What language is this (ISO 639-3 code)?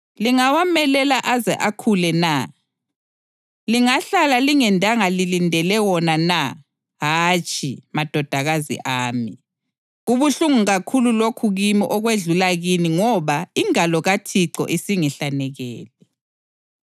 nde